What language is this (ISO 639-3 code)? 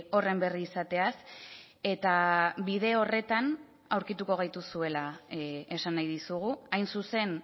eus